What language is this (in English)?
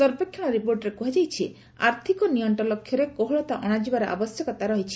Odia